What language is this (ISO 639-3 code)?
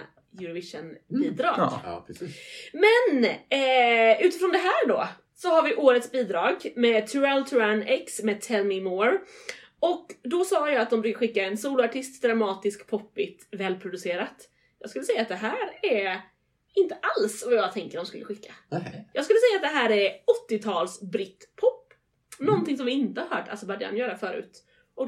swe